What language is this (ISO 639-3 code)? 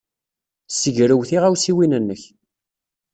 kab